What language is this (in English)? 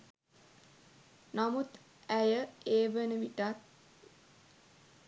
Sinhala